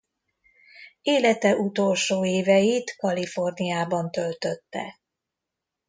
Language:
Hungarian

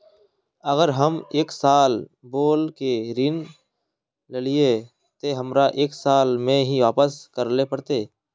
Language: Magahi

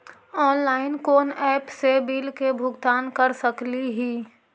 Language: Magahi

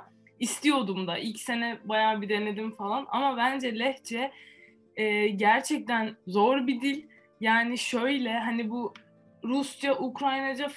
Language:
Turkish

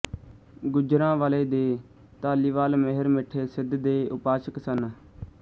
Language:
Punjabi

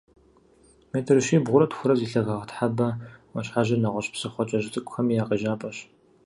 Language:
Kabardian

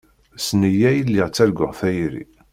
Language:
Kabyle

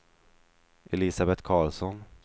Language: Swedish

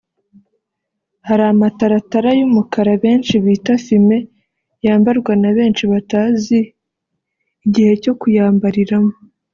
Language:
Kinyarwanda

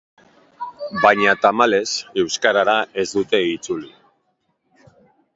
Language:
Basque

